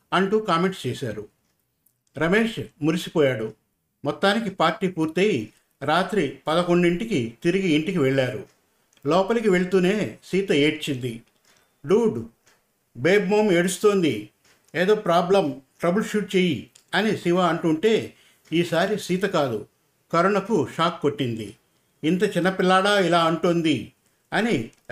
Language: Telugu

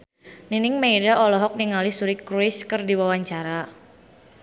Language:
Sundanese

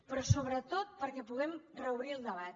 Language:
Catalan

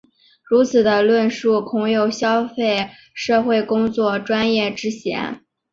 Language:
Chinese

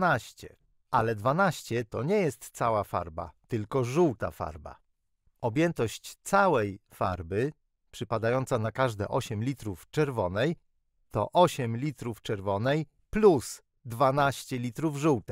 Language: Polish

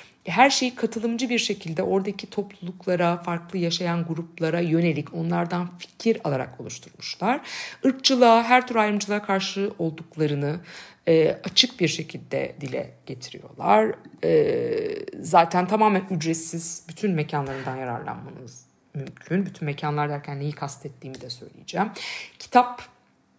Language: Turkish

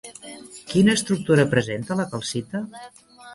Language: Catalan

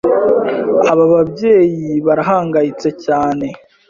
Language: Kinyarwanda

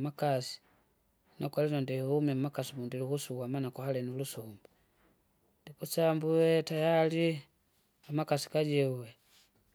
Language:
Kinga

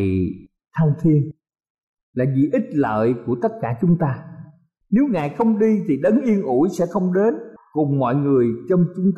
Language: Vietnamese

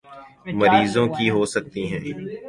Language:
Urdu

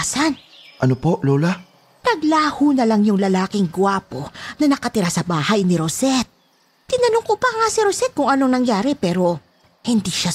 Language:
Filipino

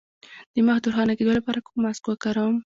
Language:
Pashto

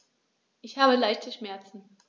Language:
German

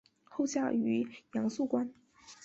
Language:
Chinese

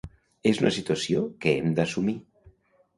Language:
Catalan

